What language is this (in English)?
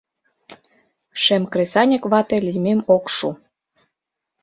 Mari